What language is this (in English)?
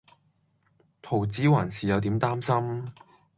Cantonese